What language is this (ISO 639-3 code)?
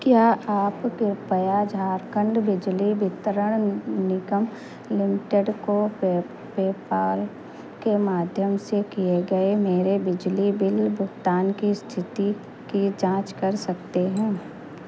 hin